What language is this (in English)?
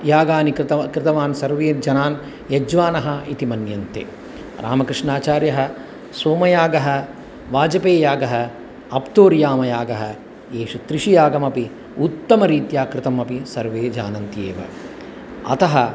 Sanskrit